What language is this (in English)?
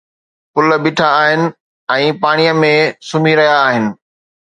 Sindhi